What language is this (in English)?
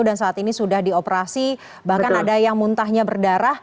Indonesian